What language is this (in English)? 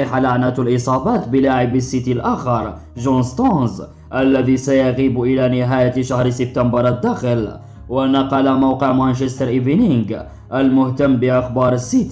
Arabic